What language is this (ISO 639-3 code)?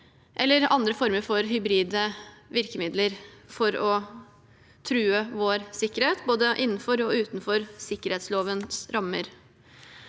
nor